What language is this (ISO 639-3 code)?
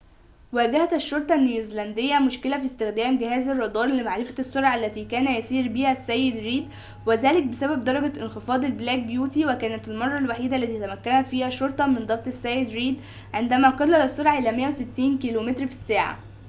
ara